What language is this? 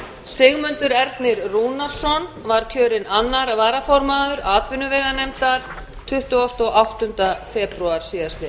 Icelandic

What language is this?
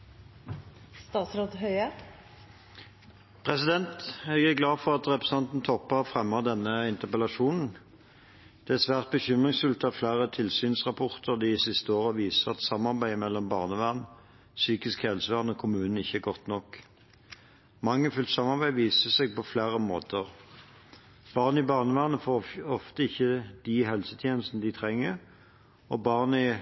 Norwegian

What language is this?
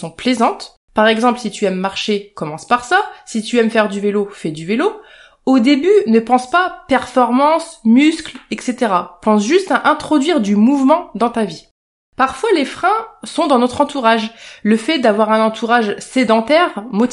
French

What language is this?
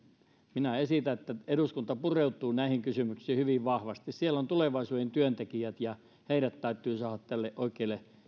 Finnish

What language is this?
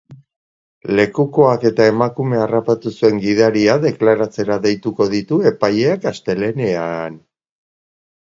Basque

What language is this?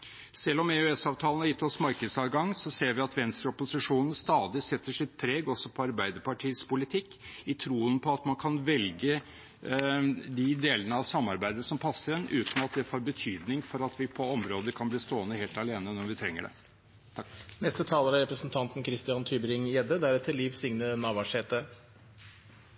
Norwegian Bokmål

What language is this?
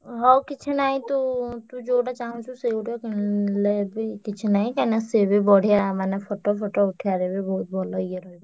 Odia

